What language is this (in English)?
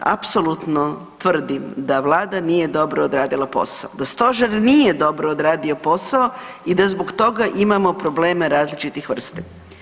Croatian